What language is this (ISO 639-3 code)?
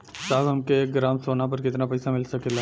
bho